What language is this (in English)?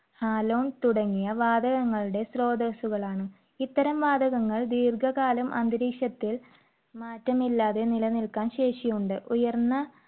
Malayalam